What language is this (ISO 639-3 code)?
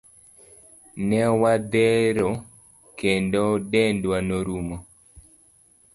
luo